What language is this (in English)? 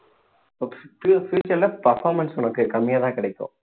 Tamil